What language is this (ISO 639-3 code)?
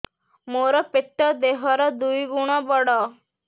ori